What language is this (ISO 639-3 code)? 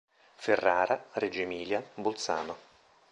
ita